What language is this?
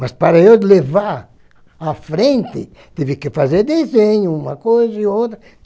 Portuguese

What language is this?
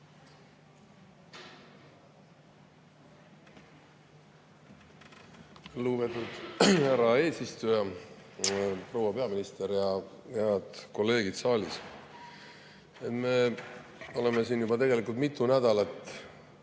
Estonian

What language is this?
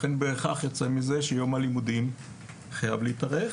Hebrew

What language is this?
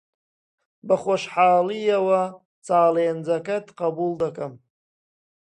Central Kurdish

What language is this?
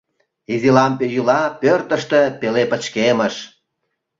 Mari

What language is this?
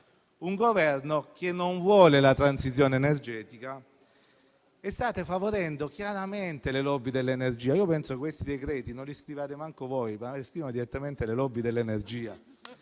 Italian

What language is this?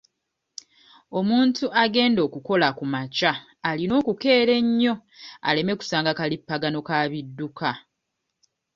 Ganda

